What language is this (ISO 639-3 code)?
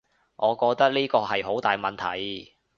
yue